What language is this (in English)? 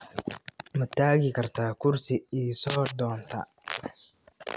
Somali